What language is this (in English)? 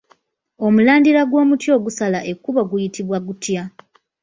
Ganda